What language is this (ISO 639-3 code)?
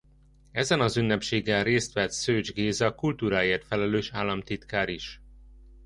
hun